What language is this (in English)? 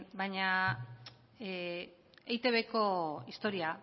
Basque